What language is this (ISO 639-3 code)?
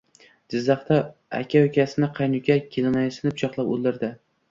uzb